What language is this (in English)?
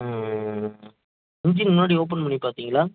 Tamil